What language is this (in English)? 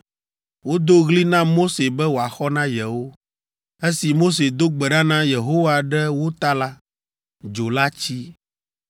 Ewe